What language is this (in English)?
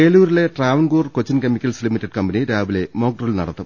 Malayalam